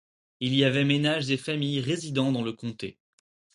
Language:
French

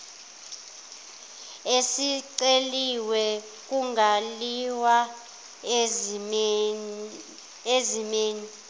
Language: Zulu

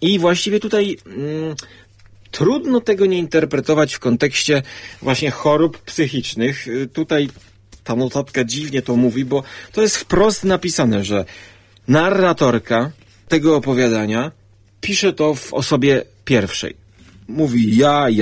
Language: Polish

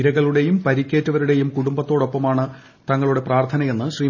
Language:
Malayalam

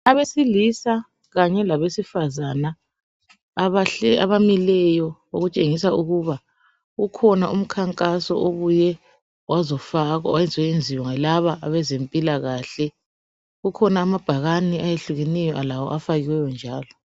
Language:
North Ndebele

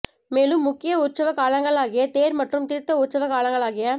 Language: Tamil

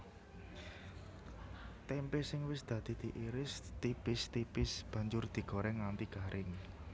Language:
Javanese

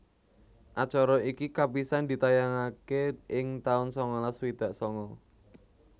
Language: Javanese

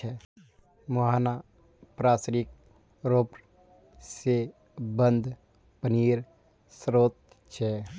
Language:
Magahi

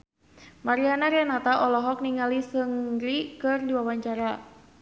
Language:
Sundanese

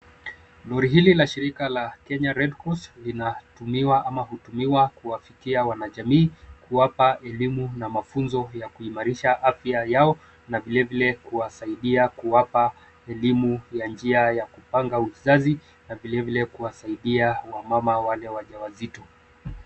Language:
Swahili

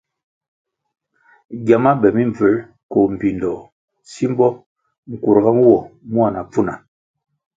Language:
Kwasio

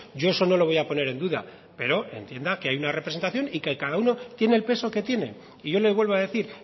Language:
Spanish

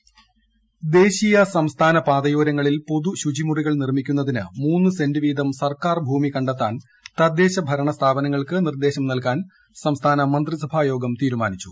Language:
Malayalam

